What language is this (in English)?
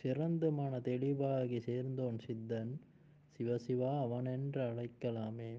Tamil